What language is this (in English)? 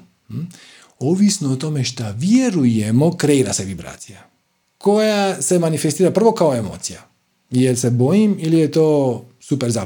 Croatian